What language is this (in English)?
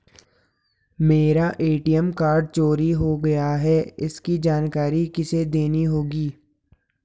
Hindi